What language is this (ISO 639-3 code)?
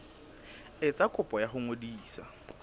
sot